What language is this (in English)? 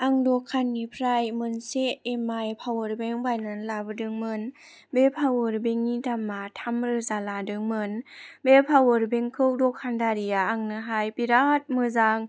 Bodo